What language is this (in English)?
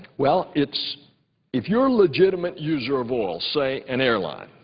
English